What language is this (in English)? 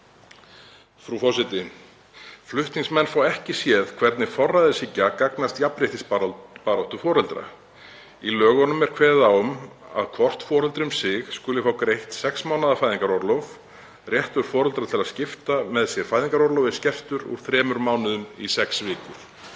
Icelandic